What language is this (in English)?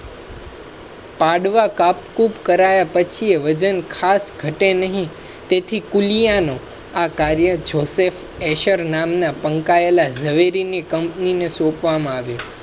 Gujarati